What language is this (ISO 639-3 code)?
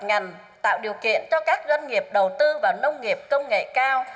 vie